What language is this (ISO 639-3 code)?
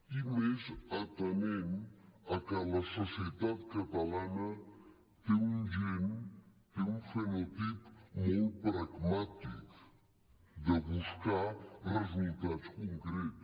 cat